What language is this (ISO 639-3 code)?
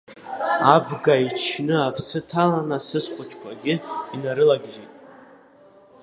abk